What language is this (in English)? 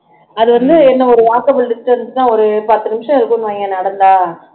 Tamil